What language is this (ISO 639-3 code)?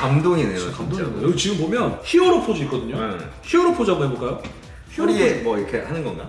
kor